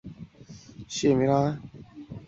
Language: Chinese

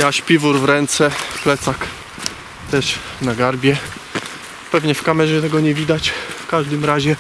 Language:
Polish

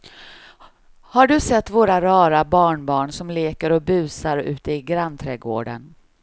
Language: Swedish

